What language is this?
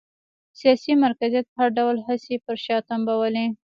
Pashto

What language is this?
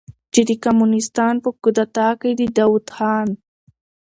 Pashto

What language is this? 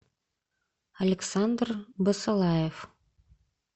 Russian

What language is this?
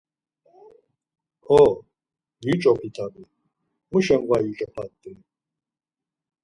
Laz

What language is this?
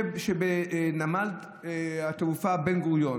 Hebrew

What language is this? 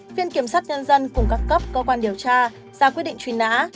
Vietnamese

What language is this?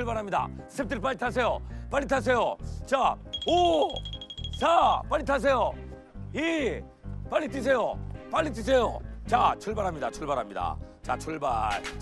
Korean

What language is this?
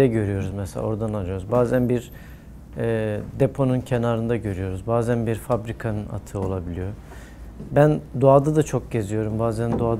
Turkish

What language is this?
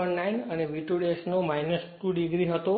Gujarati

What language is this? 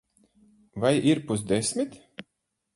Latvian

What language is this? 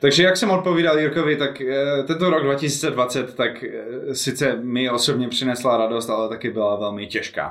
Czech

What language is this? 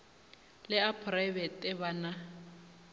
Northern Sotho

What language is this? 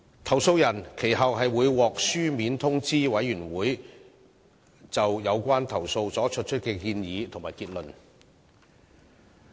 Cantonese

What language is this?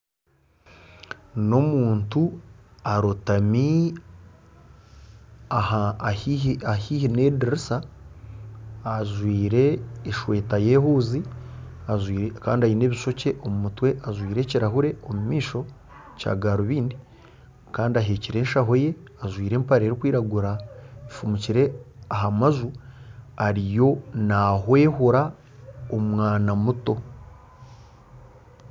Nyankole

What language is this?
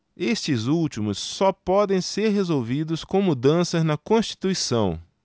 Portuguese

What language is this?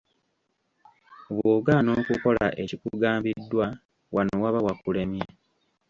Ganda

